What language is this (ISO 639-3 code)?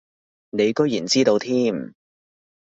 yue